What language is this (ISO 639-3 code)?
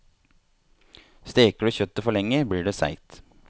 nor